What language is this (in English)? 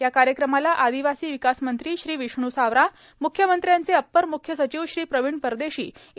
Marathi